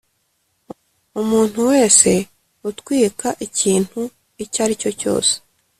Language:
Kinyarwanda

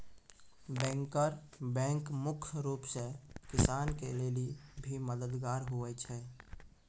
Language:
Maithili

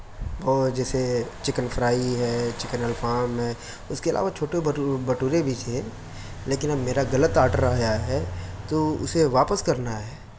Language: Urdu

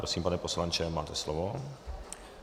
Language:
Czech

